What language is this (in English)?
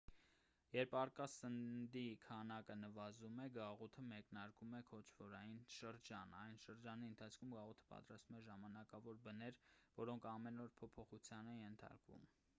Armenian